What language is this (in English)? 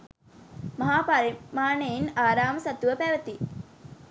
Sinhala